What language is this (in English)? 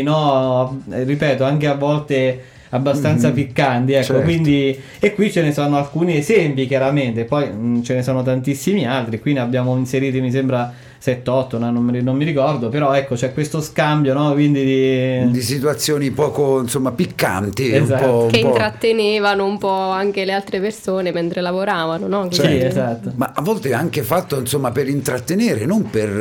Italian